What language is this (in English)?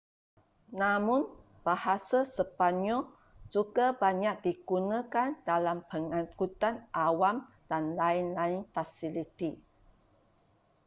Malay